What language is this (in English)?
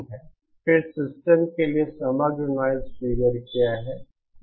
Hindi